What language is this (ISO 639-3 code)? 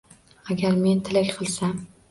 uzb